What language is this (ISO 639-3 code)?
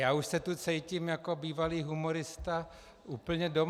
ces